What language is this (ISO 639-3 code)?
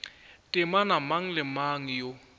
nso